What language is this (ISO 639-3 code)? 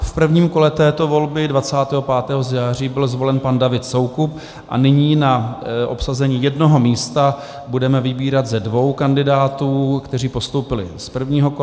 ces